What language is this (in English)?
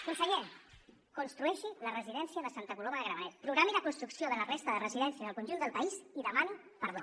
Catalan